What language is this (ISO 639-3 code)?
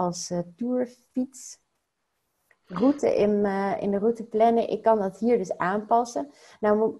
nld